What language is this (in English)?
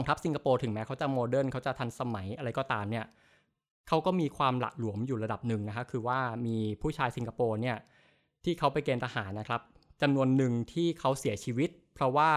Thai